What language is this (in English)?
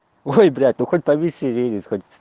Russian